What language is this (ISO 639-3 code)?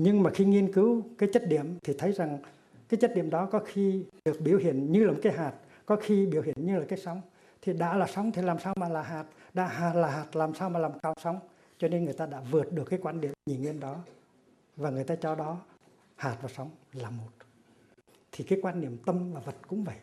vie